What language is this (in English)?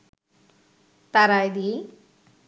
Bangla